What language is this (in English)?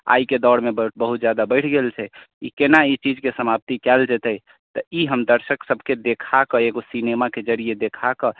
Maithili